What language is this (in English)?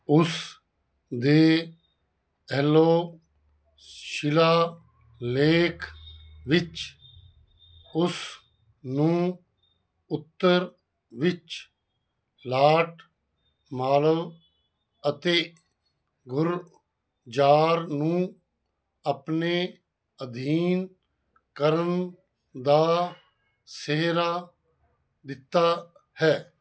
Punjabi